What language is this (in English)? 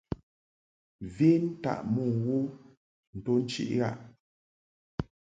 Mungaka